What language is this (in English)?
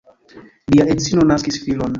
Esperanto